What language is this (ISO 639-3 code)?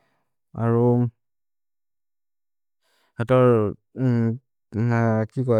mrr